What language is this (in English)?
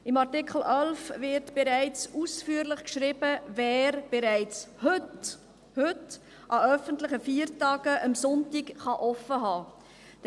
Swiss German